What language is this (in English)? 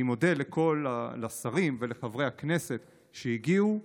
Hebrew